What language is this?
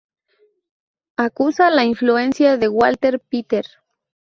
Spanish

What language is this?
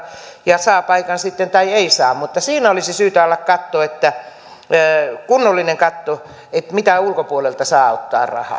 Finnish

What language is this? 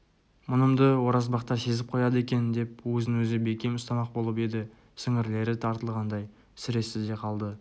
Kazakh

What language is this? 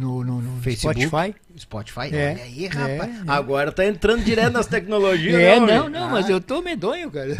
Portuguese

